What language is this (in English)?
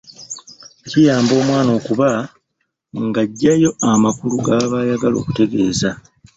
Ganda